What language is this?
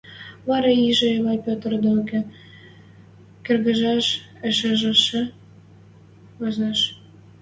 Western Mari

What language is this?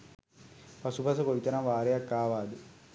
Sinhala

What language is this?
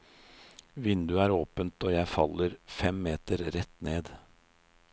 Norwegian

